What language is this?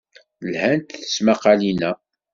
Kabyle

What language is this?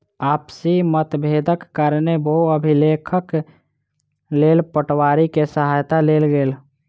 Maithili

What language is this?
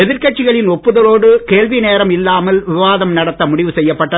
Tamil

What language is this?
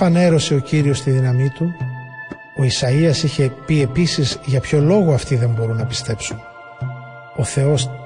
Greek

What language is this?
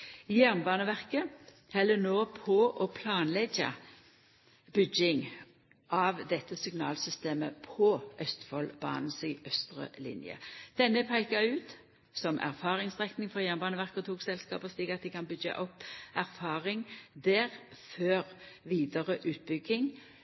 Norwegian Nynorsk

